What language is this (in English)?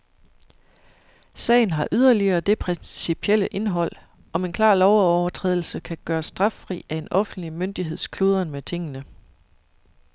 Danish